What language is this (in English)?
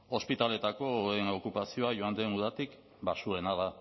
Basque